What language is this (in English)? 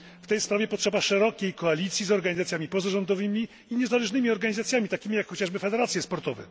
Polish